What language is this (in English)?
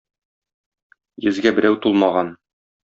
Tatar